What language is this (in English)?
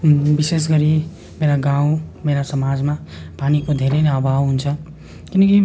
Nepali